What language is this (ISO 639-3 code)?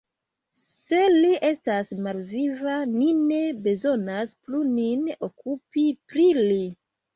epo